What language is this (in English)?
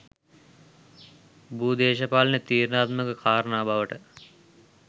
Sinhala